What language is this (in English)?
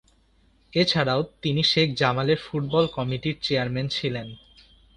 Bangla